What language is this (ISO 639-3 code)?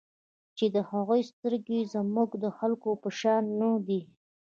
pus